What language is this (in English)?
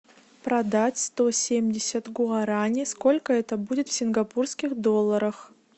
Russian